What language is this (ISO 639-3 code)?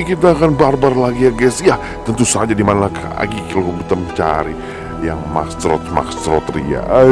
ind